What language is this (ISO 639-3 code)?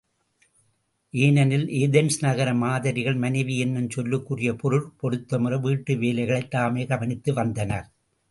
tam